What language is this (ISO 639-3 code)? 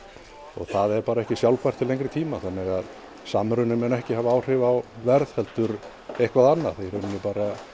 isl